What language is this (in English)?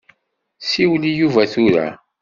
Kabyle